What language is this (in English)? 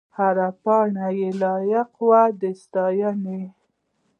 Pashto